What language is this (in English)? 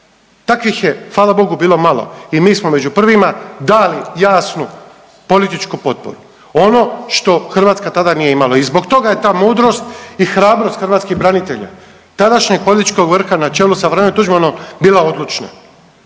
Croatian